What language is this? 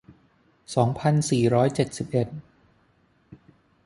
Thai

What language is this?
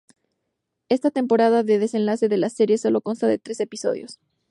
Spanish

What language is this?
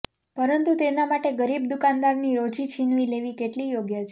Gujarati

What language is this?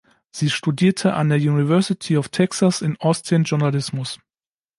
German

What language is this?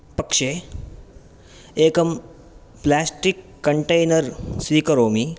Sanskrit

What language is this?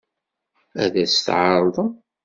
Kabyle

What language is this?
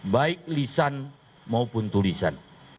Indonesian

